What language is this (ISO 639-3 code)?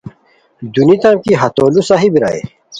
khw